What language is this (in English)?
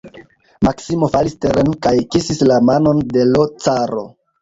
Esperanto